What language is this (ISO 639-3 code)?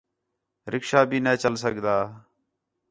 xhe